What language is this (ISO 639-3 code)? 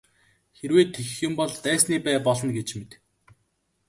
mon